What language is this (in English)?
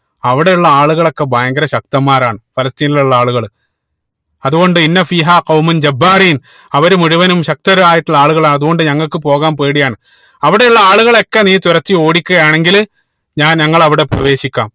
Malayalam